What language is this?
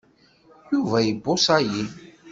Kabyle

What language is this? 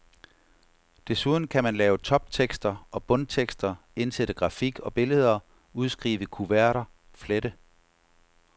Danish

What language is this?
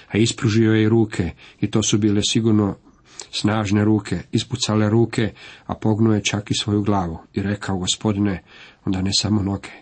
Croatian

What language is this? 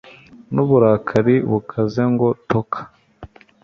Kinyarwanda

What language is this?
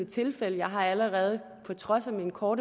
Danish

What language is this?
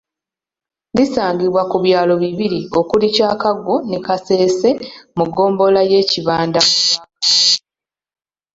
Ganda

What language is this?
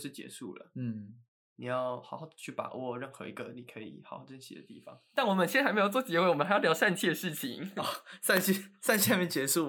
Chinese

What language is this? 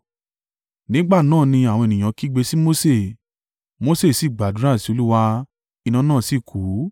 Yoruba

